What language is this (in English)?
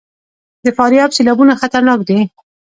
Pashto